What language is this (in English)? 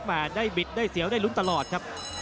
Thai